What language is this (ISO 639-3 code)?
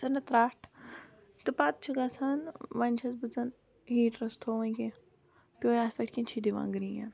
kas